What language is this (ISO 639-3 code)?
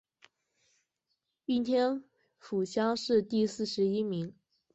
zho